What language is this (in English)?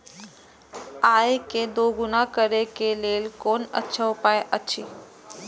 Maithili